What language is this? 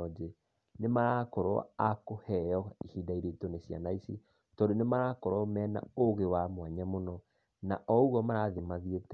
Kikuyu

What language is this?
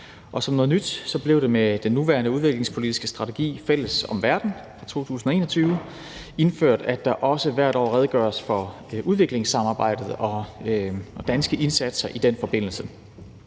Danish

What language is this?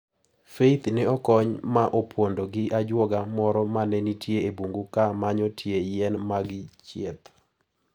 Luo (Kenya and Tanzania)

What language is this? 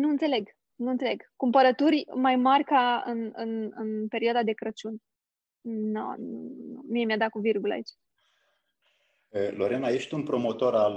Romanian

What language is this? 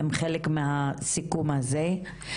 Hebrew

